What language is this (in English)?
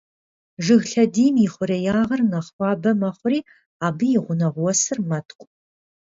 Kabardian